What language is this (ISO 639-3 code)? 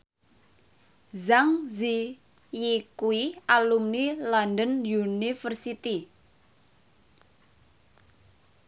jav